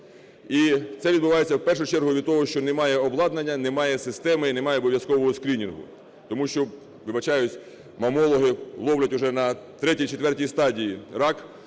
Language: Ukrainian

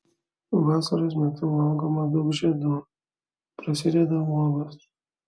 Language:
Lithuanian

